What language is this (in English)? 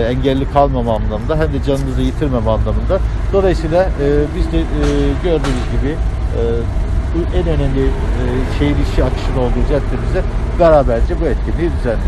Turkish